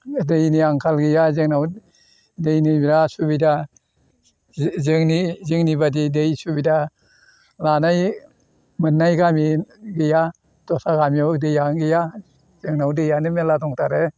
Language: Bodo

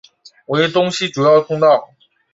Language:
Chinese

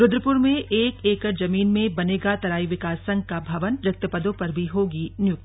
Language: Hindi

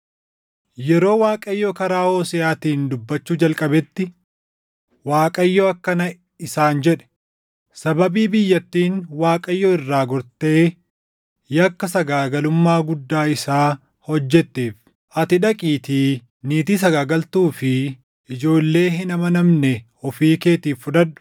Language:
Oromo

